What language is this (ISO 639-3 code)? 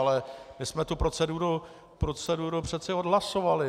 ces